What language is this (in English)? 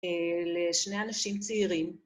Hebrew